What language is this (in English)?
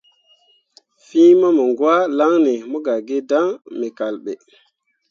Mundang